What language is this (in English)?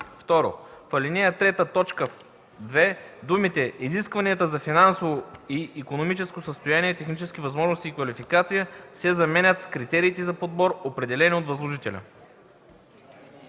Bulgarian